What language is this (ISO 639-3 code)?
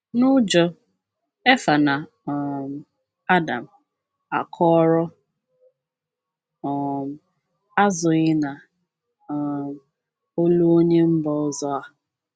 ibo